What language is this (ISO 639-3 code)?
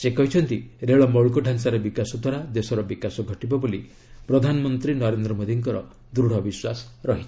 ori